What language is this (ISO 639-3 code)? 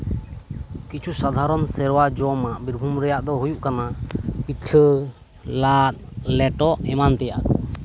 sat